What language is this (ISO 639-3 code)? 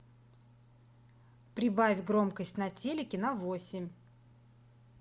rus